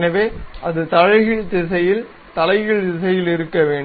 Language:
Tamil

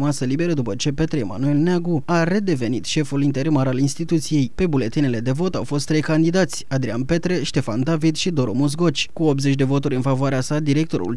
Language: Romanian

